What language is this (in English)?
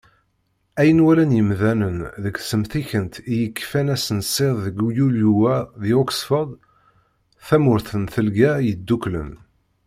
Kabyle